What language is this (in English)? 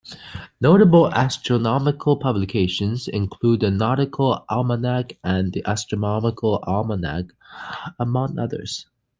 English